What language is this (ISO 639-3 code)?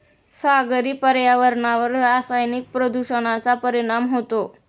mar